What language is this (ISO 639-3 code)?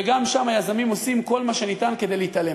heb